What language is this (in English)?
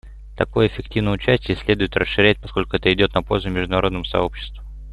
Russian